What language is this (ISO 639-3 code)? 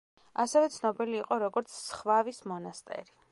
kat